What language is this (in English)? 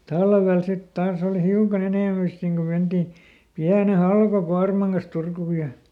Finnish